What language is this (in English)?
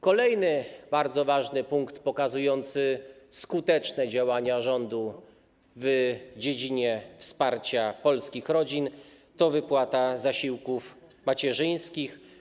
Polish